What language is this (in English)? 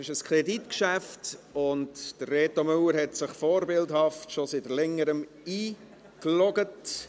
Swiss German